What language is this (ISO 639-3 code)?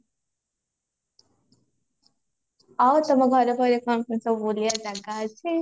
ori